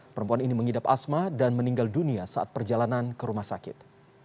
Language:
Indonesian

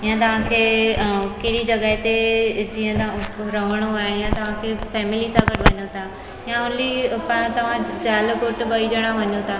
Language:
Sindhi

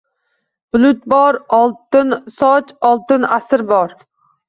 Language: Uzbek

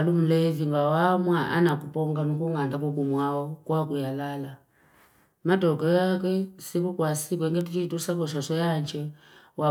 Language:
Fipa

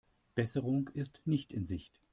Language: German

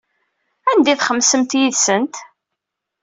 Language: Kabyle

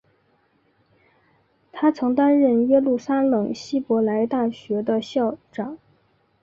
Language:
Chinese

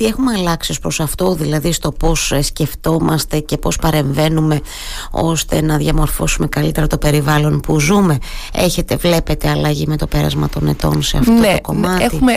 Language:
Greek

